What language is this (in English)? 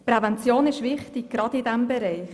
Swiss German